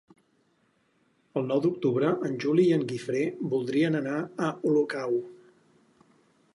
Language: Catalan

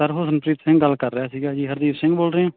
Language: Punjabi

